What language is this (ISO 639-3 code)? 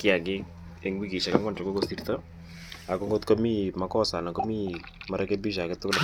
kln